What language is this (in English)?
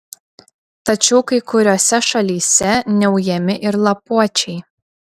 Lithuanian